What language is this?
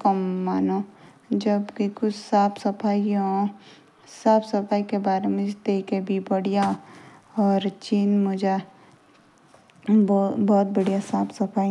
Jaunsari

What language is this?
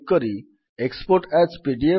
Odia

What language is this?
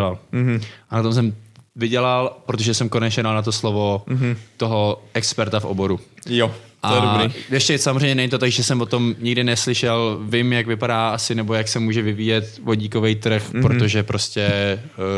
Czech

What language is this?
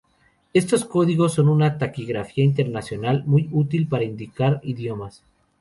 Spanish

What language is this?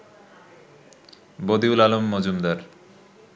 Bangla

